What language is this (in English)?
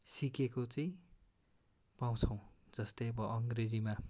Nepali